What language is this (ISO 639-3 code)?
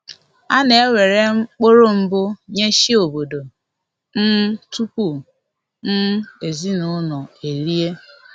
ibo